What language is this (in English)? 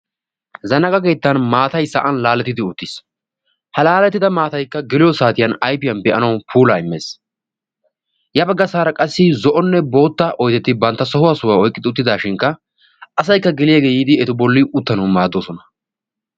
Wolaytta